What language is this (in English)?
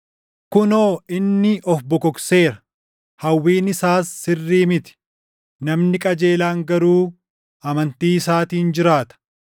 Oromo